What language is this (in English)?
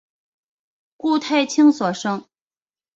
Chinese